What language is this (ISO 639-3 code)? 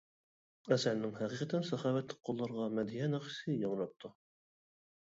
uig